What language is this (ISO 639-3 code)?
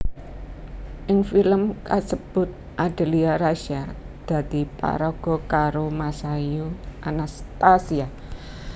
jav